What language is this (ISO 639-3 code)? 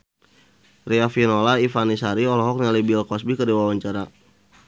sun